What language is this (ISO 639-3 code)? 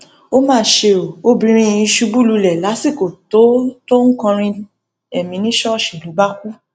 yor